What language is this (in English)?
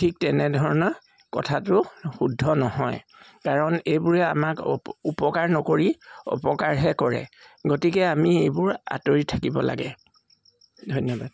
Assamese